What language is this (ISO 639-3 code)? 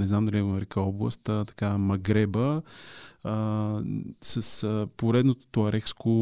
bul